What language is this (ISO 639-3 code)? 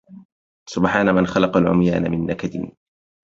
ara